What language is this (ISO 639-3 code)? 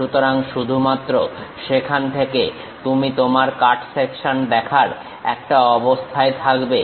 ben